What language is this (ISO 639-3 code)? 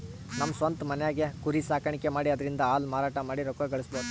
kan